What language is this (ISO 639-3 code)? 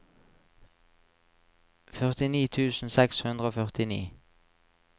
nor